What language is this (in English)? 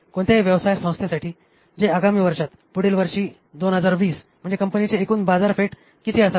Marathi